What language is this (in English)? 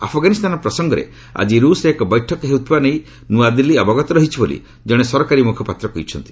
Odia